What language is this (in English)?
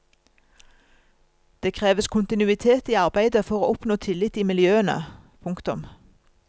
Norwegian